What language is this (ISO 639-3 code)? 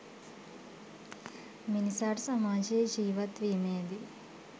sin